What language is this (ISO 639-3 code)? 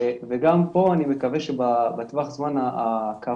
heb